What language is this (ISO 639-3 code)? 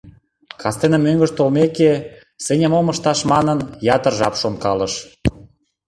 chm